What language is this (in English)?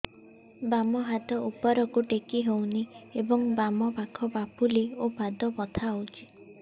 Odia